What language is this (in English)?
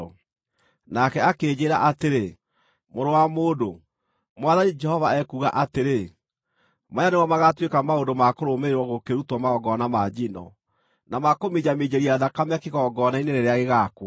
Kikuyu